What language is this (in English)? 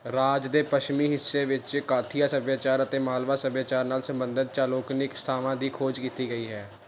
Punjabi